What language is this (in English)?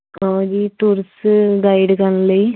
Punjabi